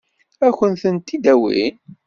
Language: Kabyle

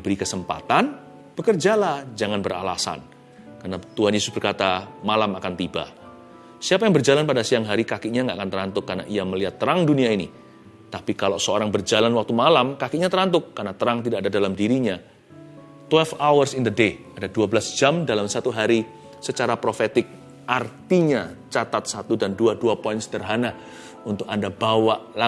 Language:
Indonesian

